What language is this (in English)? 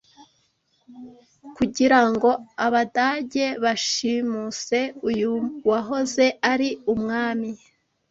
Kinyarwanda